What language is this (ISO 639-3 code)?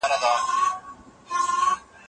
pus